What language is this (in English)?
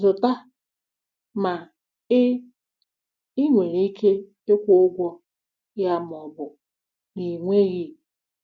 Igbo